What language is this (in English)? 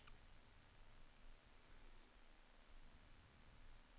Norwegian